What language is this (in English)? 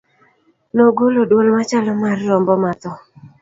Luo (Kenya and Tanzania)